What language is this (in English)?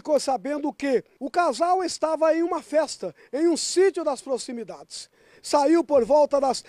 Portuguese